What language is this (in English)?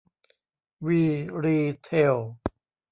Thai